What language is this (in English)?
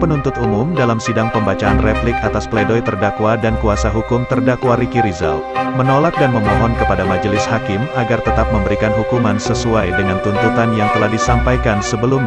Indonesian